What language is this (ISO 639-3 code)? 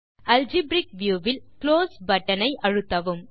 tam